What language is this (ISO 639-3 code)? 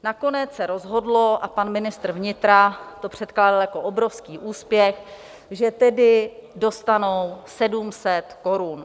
ces